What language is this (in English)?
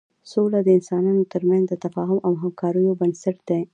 Pashto